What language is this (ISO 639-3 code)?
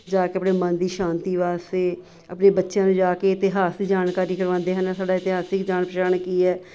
pan